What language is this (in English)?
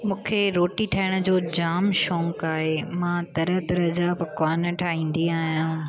Sindhi